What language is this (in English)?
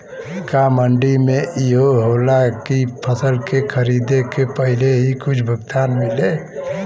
Bhojpuri